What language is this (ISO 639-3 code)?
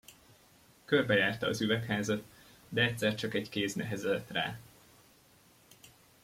hun